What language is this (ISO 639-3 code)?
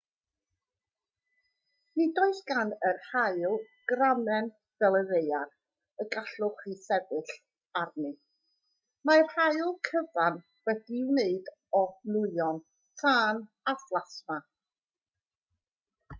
cym